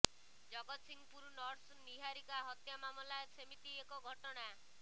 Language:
Odia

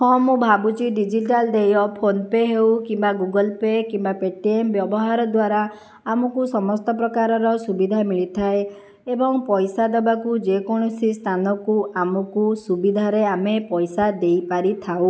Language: Odia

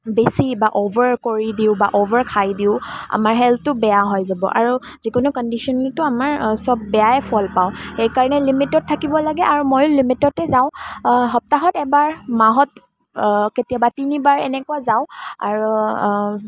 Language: Assamese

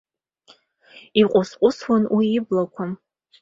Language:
Abkhazian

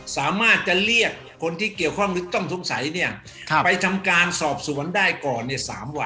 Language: Thai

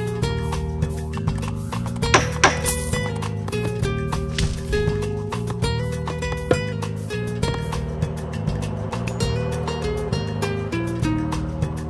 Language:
Greek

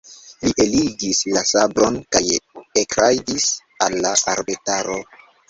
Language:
Esperanto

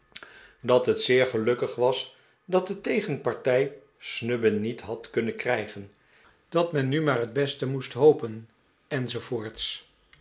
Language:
Dutch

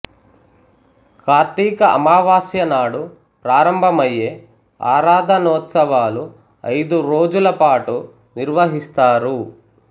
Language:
Telugu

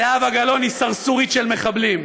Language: Hebrew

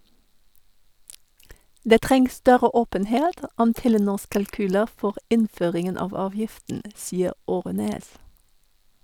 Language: Norwegian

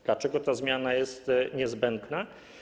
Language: Polish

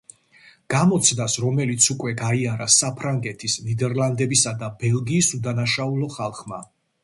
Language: Georgian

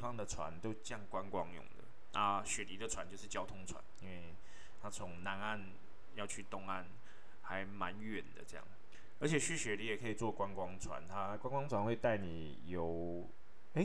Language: Chinese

